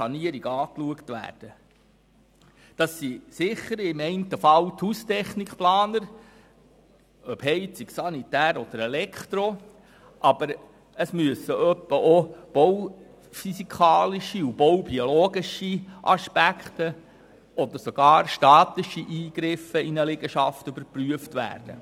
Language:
Swiss German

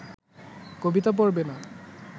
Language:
Bangla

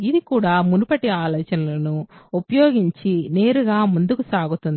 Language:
Telugu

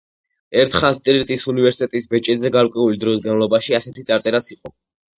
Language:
Georgian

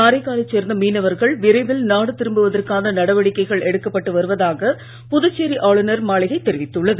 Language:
Tamil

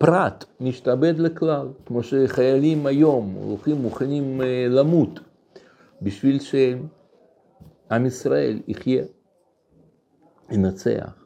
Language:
Hebrew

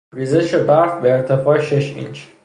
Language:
Persian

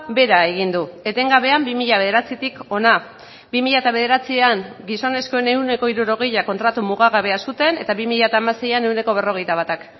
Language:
Basque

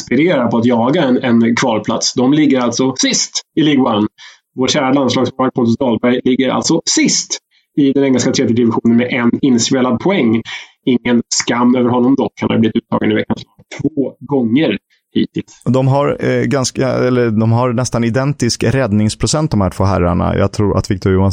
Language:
Swedish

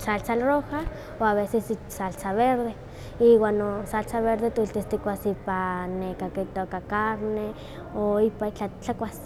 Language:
Huaxcaleca Nahuatl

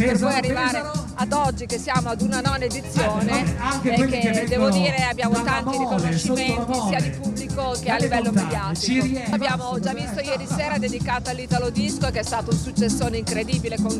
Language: Italian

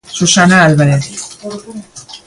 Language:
Galician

